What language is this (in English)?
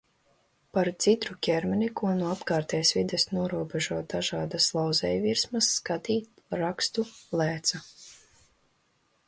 Latvian